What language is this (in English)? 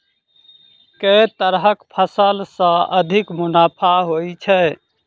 Maithili